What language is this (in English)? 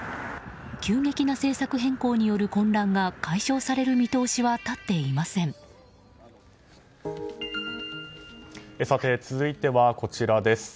Japanese